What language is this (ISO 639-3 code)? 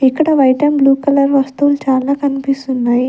tel